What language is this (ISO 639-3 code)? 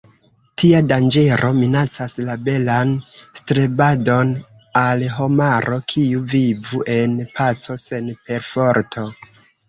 epo